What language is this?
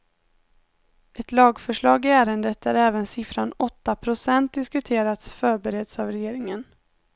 Swedish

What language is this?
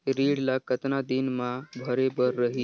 Chhattisgarhi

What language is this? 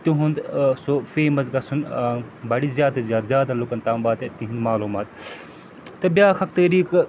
Kashmiri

